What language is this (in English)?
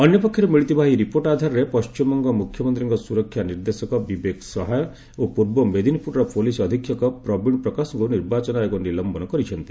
Odia